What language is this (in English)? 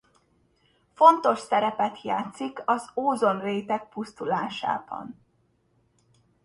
Hungarian